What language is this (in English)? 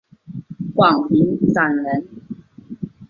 Chinese